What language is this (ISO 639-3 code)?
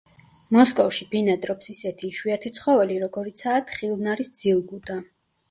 kat